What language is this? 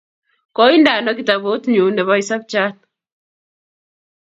Kalenjin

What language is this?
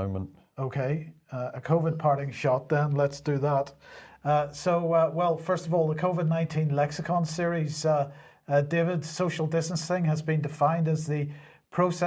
English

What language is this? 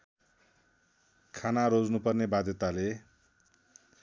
Nepali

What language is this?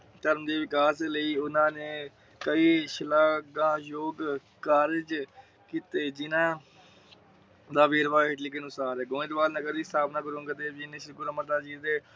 Punjabi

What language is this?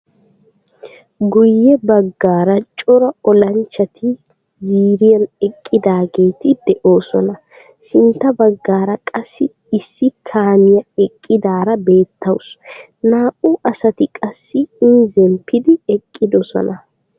Wolaytta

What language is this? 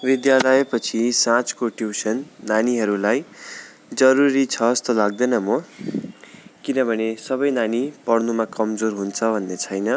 Nepali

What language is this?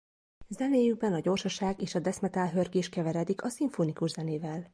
Hungarian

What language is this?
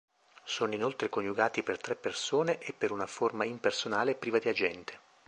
Italian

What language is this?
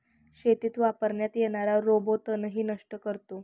Marathi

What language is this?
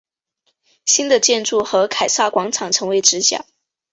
Chinese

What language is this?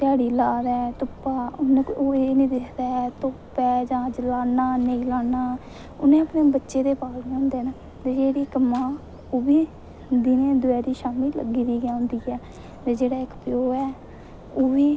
Dogri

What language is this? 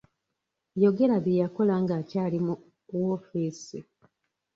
Ganda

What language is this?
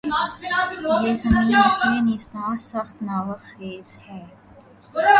Urdu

